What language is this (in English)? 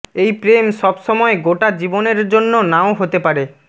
Bangla